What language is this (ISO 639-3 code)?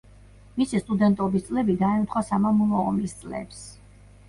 kat